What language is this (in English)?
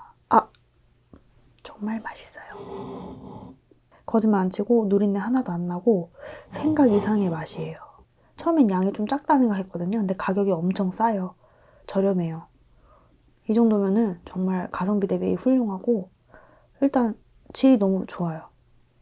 Korean